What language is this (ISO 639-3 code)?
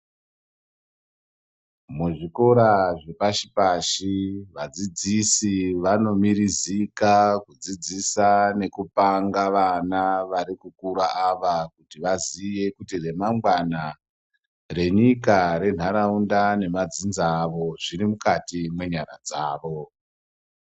ndc